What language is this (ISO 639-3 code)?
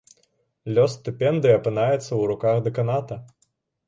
bel